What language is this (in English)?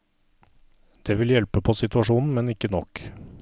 Norwegian